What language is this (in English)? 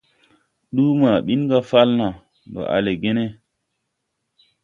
Tupuri